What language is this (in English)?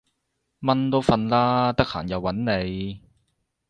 Cantonese